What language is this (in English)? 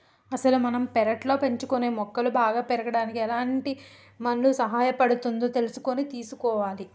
Telugu